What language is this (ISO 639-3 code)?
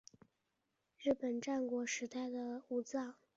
zho